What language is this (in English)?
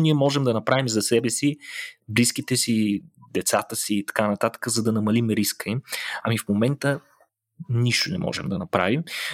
Bulgarian